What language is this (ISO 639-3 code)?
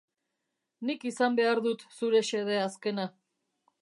eus